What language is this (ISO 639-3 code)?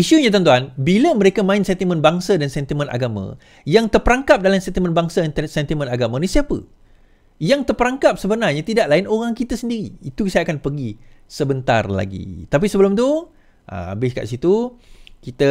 msa